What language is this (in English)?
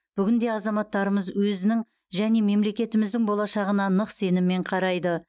Kazakh